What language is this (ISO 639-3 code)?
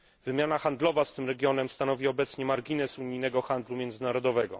pol